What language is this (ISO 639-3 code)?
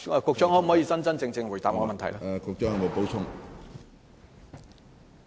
yue